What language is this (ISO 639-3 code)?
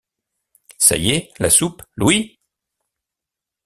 fra